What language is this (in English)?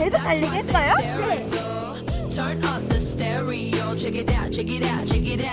Korean